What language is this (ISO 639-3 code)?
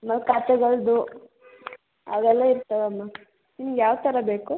kan